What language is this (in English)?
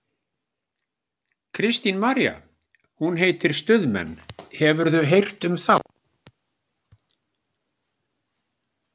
Icelandic